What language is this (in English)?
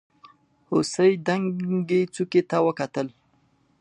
Pashto